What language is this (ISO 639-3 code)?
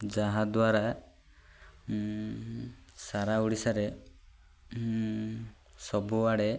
ori